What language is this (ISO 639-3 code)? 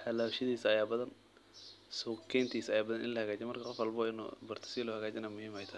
som